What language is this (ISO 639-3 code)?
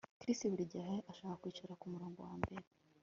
kin